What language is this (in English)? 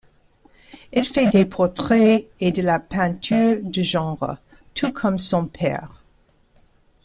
French